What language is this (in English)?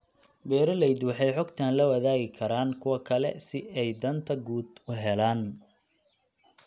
Somali